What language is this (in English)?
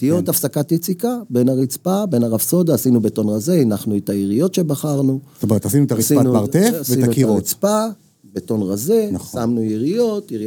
Hebrew